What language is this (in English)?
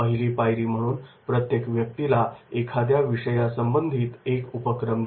Marathi